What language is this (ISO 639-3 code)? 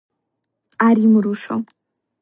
kat